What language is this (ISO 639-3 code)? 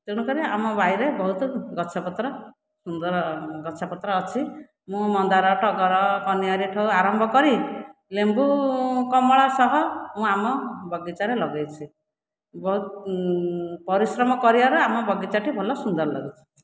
ori